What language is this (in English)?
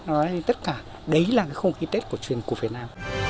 Vietnamese